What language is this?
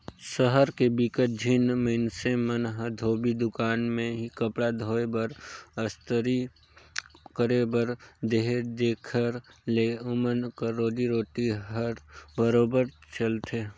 Chhattisgarhi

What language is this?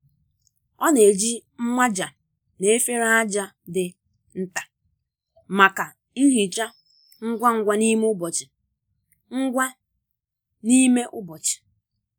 Igbo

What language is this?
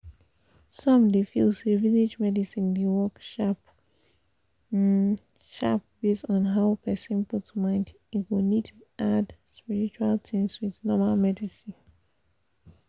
Nigerian Pidgin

